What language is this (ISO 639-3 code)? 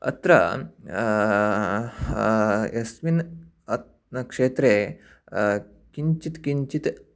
san